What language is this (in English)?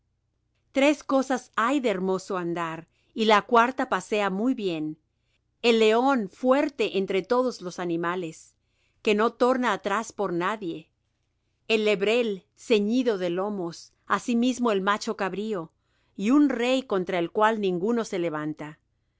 Spanish